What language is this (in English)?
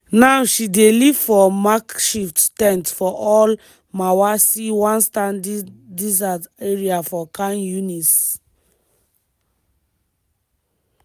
Nigerian Pidgin